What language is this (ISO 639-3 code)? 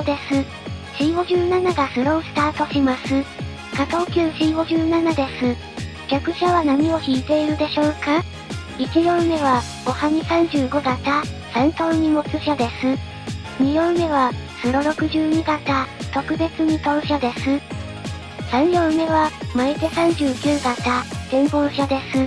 jpn